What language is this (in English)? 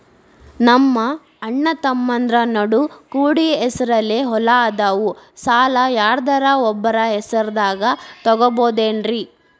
Kannada